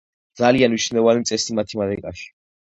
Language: Georgian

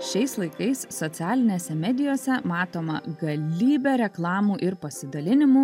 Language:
Lithuanian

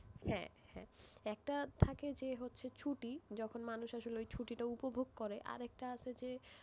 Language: Bangla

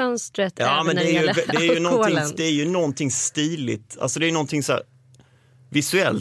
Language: Swedish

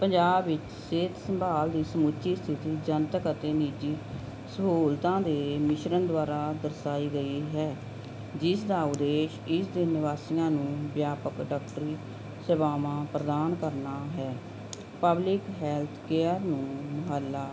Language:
Punjabi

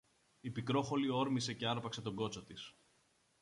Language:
Greek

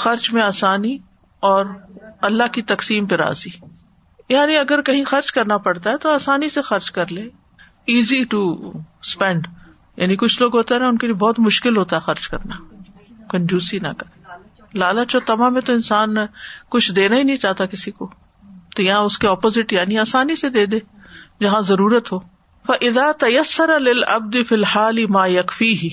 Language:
Urdu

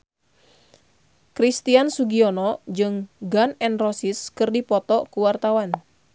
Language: Sundanese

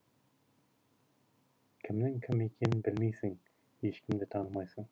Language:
Kazakh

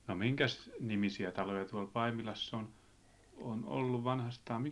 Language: Finnish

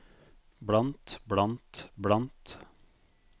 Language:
Norwegian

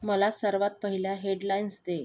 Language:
Marathi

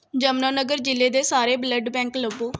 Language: Punjabi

